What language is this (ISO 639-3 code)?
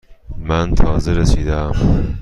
fas